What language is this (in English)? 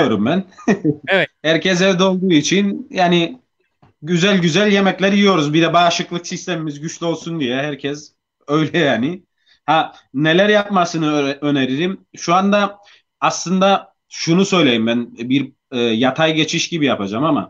Turkish